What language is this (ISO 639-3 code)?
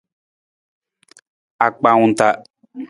nmz